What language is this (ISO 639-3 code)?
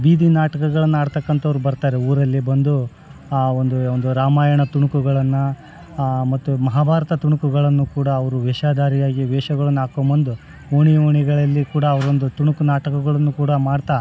kan